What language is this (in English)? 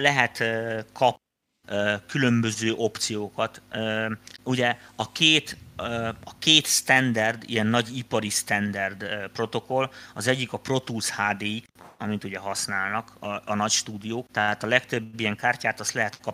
Hungarian